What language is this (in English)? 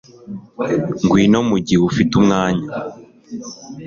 Kinyarwanda